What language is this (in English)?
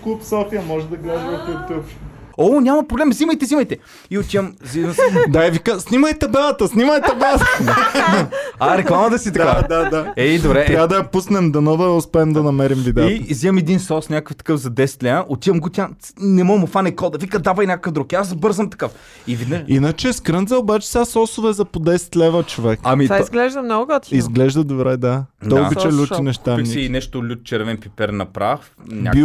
Bulgarian